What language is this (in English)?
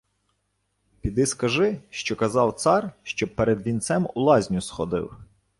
Ukrainian